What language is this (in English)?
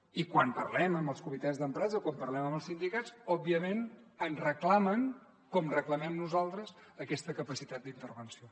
Catalan